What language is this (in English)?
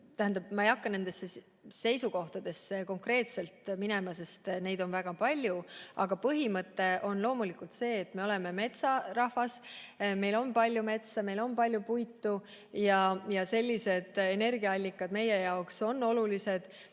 Estonian